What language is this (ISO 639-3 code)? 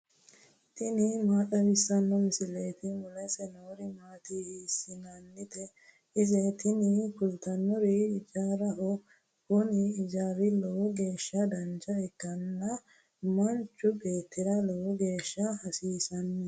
sid